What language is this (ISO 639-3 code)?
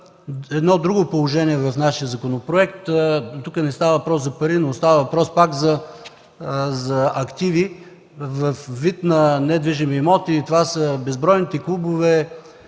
bul